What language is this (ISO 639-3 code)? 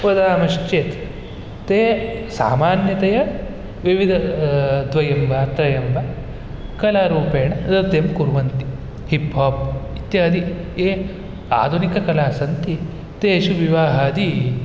san